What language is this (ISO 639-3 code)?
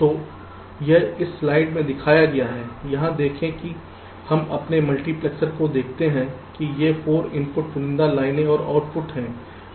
hin